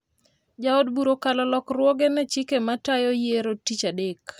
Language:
Luo (Kenya and Tanzania)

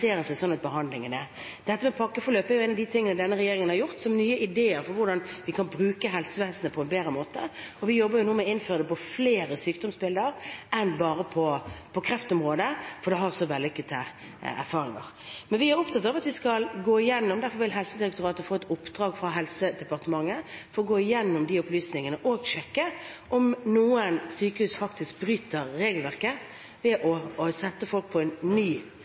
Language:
Norwegian Bokmål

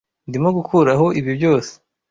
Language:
Kinyarwanda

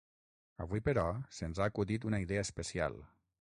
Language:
Catalan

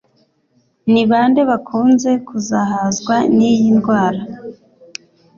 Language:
Kinyarwanda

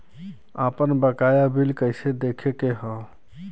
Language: Bhojpuri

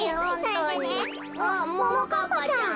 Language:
Japanese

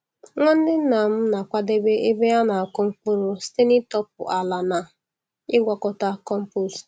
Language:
Igbo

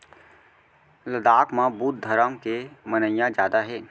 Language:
Chhattisgarhi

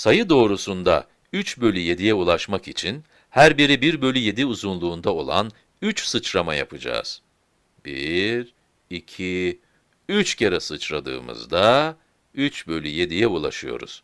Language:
Turkish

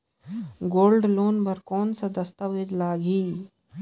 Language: Chhattisgarhi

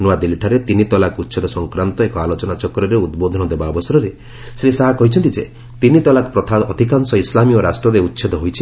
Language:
Odia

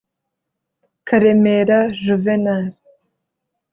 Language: Kinyarwanda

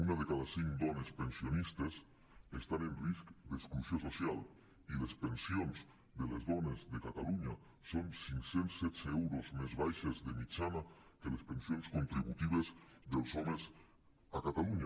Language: Catalan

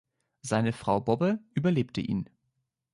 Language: German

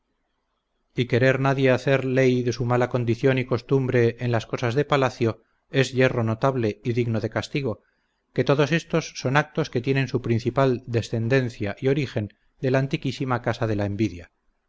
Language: Spanish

